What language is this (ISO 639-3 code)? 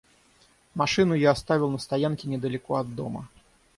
rus